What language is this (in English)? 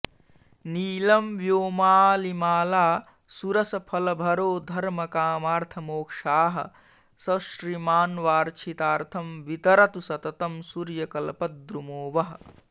Sanskrit